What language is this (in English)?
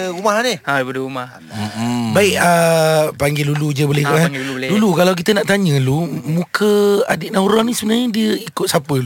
Malay